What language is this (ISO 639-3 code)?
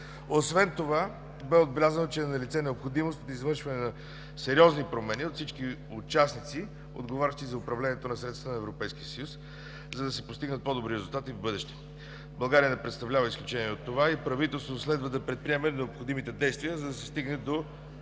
bul